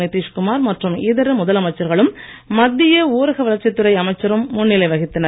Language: Tamil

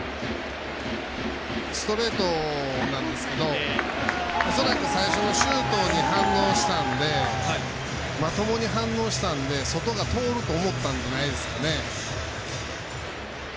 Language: Japanese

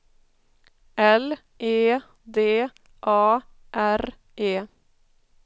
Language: Swedish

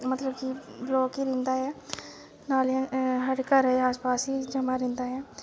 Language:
Dogri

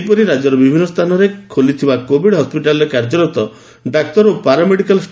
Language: Odia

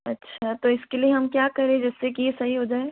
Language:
Hindi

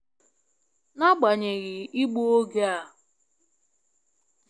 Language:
Igbo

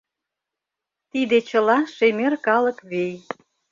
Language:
Mari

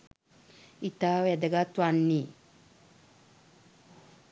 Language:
Sinhala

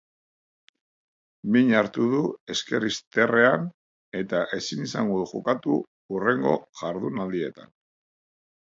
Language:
Basque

